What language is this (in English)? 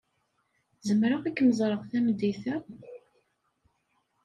Kabyle